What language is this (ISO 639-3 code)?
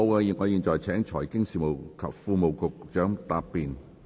yue